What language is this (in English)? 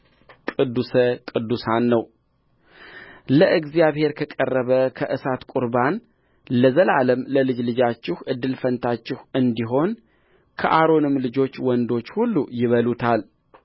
Amharic